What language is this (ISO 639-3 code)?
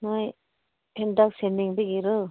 mni